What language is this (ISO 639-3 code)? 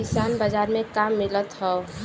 bho